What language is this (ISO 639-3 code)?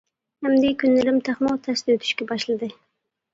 uig